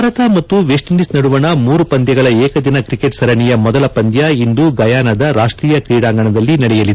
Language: Kannada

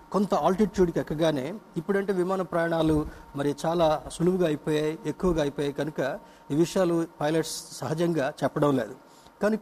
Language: Telugu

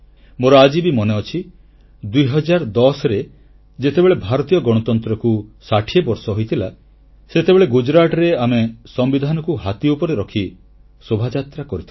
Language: Odia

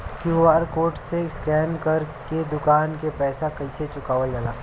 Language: Bhojpuri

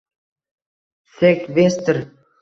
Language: Uzbek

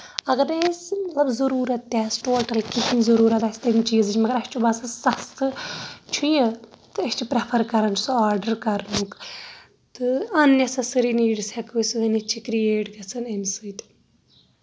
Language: Kashmiri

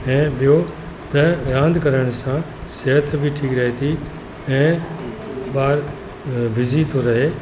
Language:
Sindhi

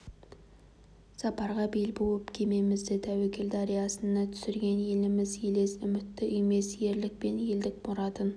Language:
Kazakh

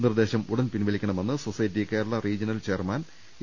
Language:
Malayalam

